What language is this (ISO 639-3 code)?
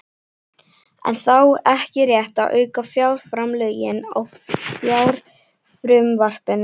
isl